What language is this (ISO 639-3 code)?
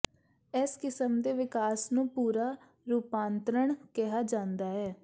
pan